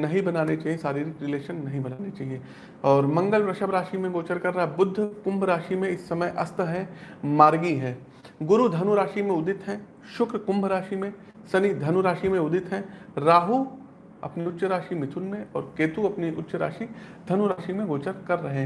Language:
Hindi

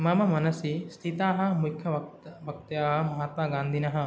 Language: Sanskrit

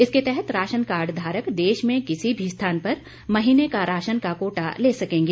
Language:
Hindi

